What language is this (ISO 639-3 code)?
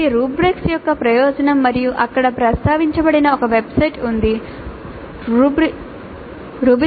tel